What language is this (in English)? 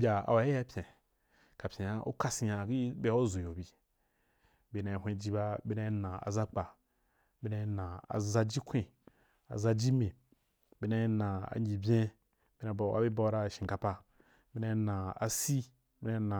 Wapan